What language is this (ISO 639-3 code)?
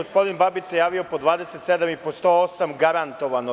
srp